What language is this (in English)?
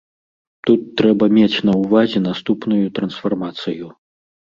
Belarusian